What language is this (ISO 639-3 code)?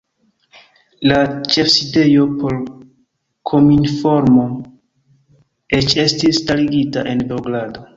epo